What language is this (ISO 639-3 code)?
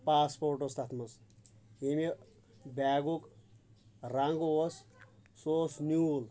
kas